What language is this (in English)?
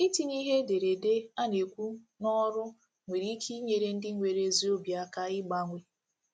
Igbo